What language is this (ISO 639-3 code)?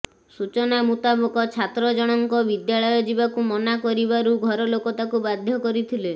ori